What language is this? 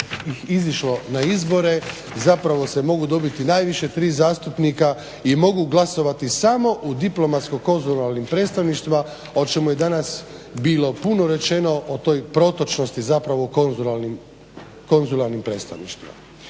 Croatian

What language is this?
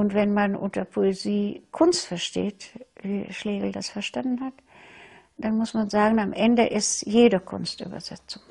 German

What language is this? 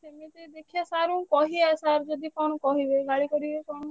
Odia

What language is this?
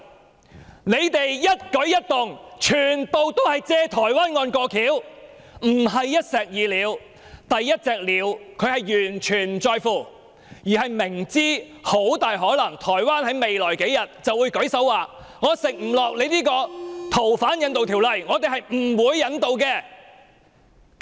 Cantonese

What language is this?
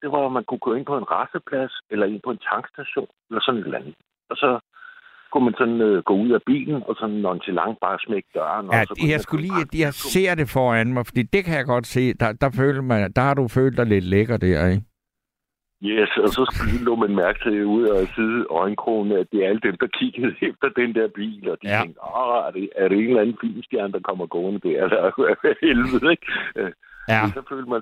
Danish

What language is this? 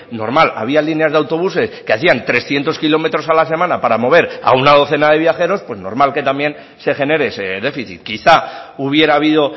Spanish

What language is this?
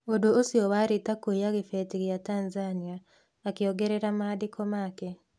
Kikuyu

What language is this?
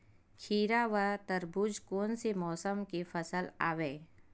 Chhattisgarhi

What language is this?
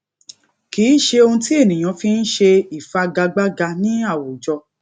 Yoruba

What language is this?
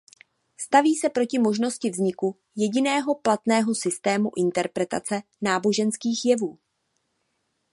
Czech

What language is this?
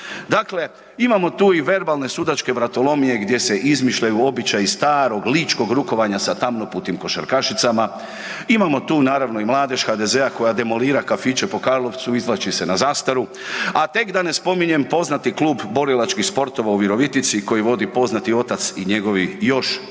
Croatian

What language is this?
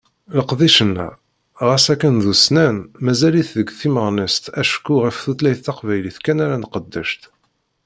Kabyle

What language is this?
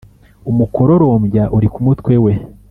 Kinyarwanda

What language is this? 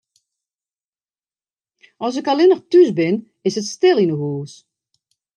Western Frisian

